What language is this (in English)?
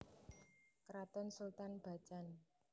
Javanese